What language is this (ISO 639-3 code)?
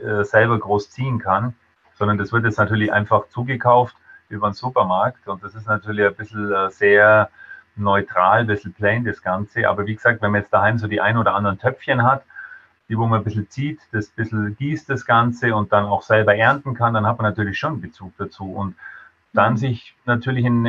deu